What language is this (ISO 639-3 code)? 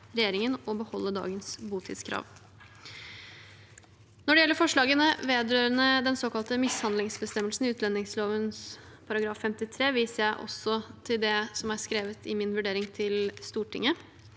nor